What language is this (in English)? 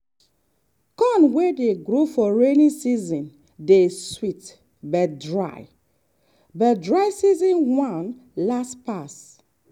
Nigerian Pidgin